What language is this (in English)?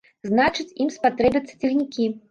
Belarusian